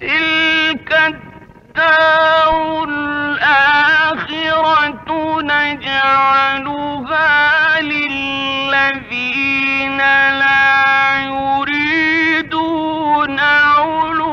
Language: Arabic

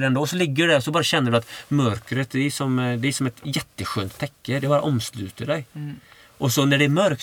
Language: Swedish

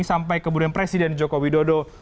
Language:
Indonesian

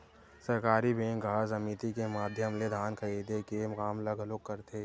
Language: Chhattisgarhi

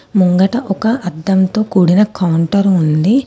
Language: Telugu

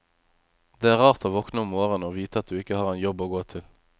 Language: Norwegian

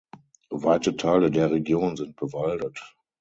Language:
German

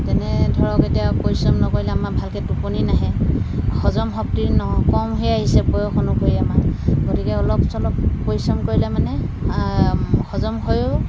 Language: Assamese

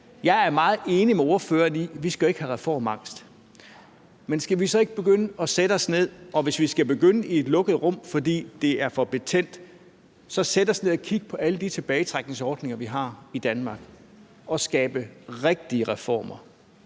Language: Danish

